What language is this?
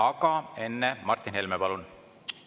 Estonian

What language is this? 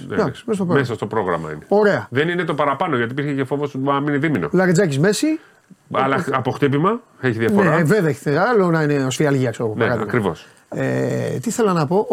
Greek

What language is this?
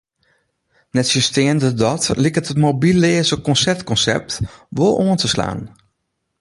Western Frisian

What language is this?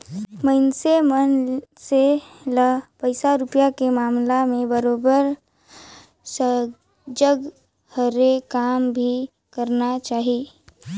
Chhattisgarhi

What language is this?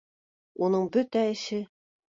Bashkir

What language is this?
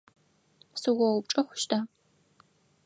Adyghe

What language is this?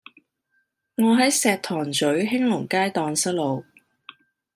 Cantonese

